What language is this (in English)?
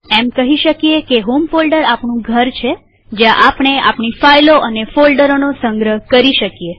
Gujarati